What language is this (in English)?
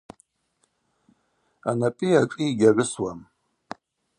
Abaza